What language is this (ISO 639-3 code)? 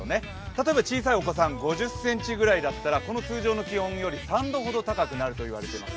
jpn